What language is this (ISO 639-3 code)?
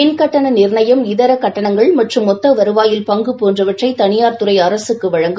tam